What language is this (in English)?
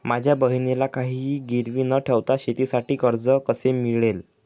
Marathi